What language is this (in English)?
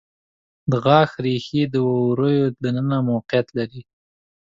Pashto